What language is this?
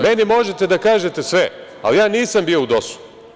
Serbian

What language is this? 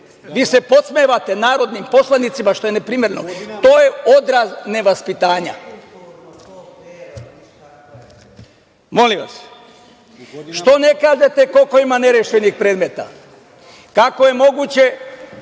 Serbian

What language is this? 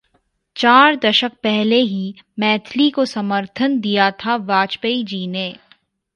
Hindi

